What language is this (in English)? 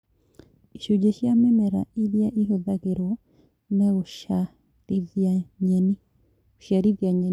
Kikuyu